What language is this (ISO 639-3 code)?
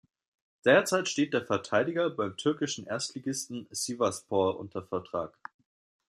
deu